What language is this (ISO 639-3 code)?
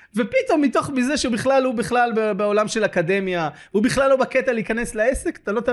heb